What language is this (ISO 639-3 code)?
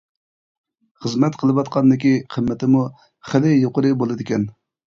uig